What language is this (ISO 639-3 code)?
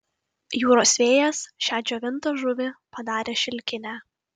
lit